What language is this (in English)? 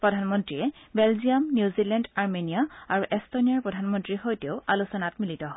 Assamese